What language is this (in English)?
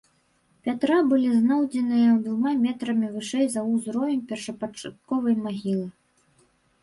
Belarusian